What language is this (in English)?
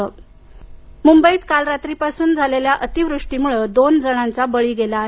Marathi